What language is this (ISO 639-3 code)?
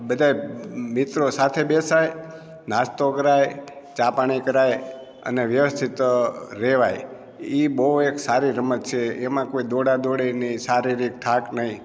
guj